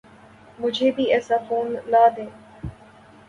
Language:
Urdu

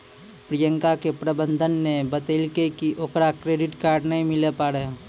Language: Maithili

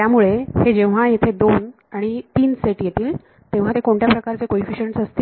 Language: Marathi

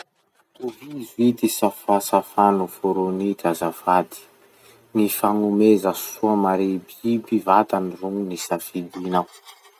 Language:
Masikoro Malagasy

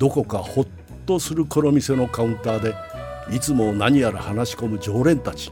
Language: Japanese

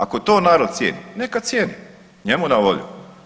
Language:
Croatian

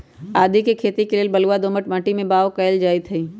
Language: Magahi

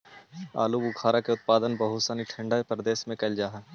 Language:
Magahi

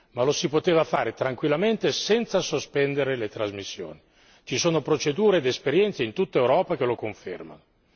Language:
Italian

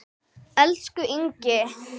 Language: Icelandic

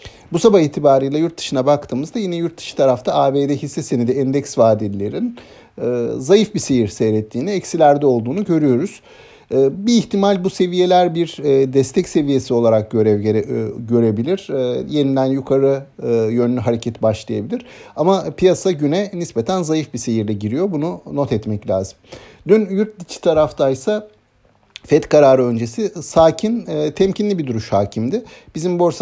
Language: Turkish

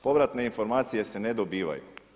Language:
Croatian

